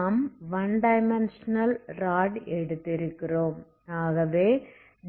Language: Tamil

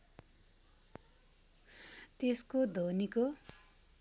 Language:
Nepali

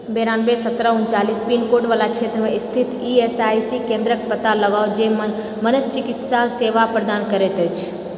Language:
Maithili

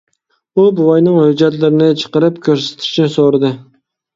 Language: Uyghur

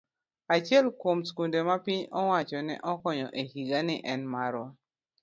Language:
Luo (Kenya and Tanzania)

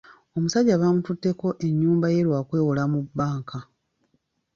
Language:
Ganda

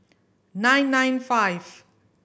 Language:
English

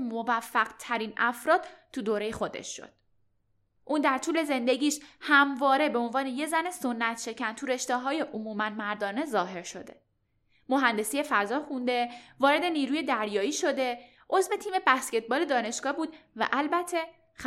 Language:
Persian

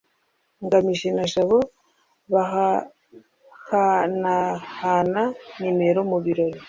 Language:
Kinyarwanda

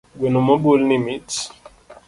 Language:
Luo (Kenya and Tanzania)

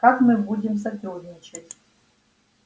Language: Russian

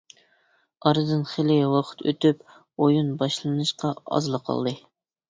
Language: Uyghur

